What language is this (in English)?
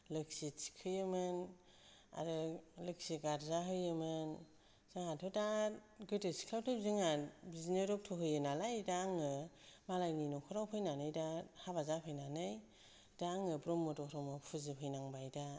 Bodo